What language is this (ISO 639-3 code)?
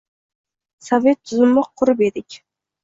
uzb